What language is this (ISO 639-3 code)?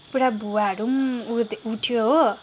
nep